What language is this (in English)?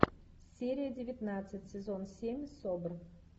Russian